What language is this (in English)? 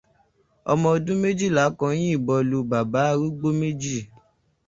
Yoruba